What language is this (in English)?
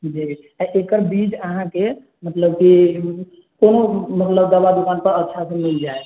Maithili